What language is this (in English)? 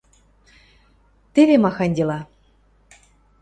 Western Mari